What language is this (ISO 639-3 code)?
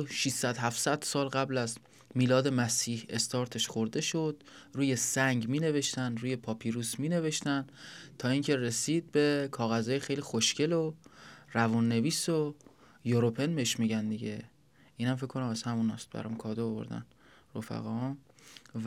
fas